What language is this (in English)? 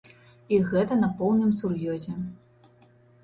Belarusian